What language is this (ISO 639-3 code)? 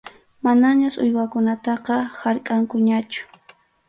qxu